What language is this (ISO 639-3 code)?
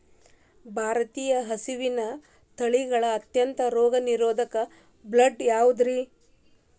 kan